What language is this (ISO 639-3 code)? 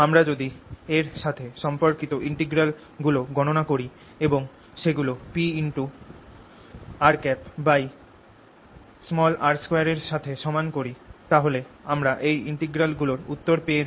ben